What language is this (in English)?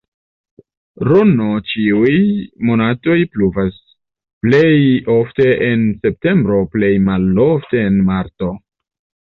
Esperanto